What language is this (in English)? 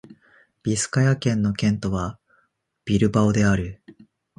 Japanese